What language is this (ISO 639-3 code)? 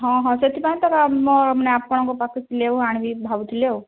ori